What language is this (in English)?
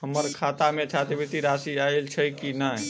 Maithili